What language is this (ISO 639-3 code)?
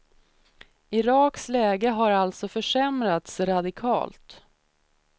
swe